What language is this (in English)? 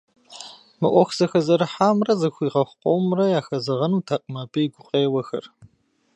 Kabardian